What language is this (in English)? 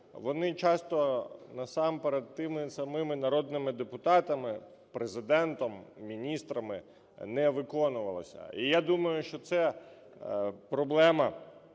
Ukrainian